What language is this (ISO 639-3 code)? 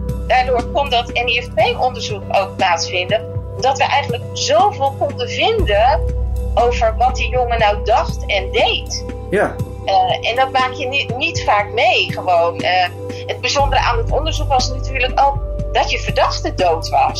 nld